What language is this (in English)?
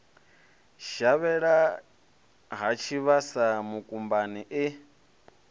Venda